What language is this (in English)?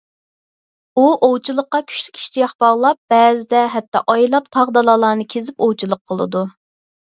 Uyghur